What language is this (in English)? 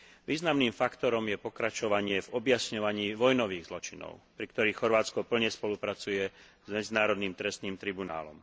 Slovak